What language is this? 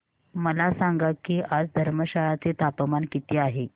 Marathi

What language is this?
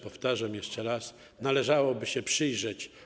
Polish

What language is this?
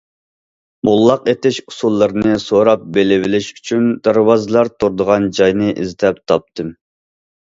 Uyghur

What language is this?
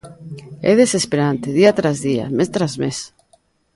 Galician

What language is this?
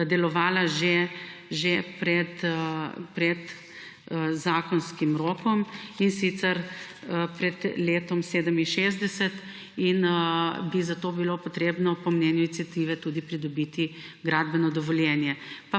Slovenian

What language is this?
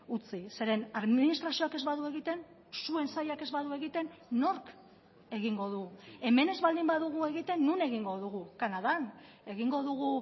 Basque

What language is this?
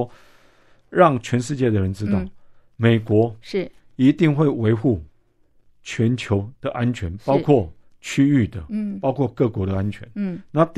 Chinese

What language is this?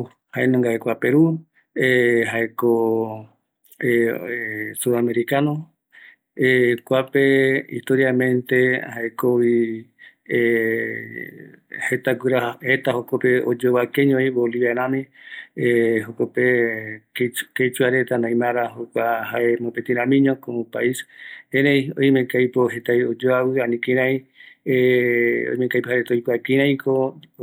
Eastern Bolivian Guaraní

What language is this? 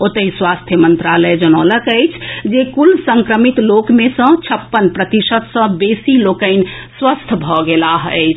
Maithili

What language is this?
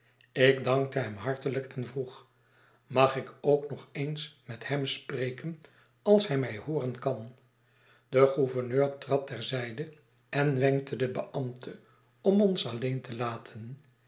Dutch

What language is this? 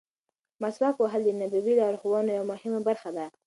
Pashto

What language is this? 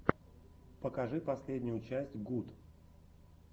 Russian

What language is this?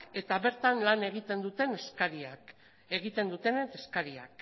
Basque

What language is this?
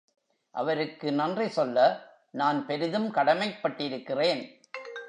Tamil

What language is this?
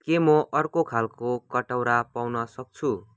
Nepali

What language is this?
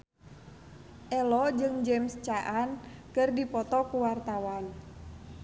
Sundanese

